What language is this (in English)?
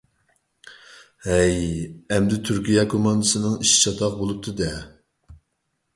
Uyghur